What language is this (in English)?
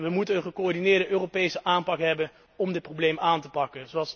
Dutch